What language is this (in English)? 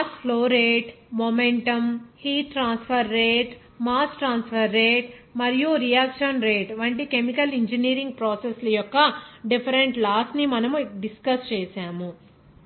Telugu